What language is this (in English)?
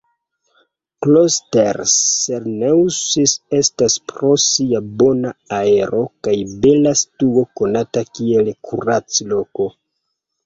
Esperanto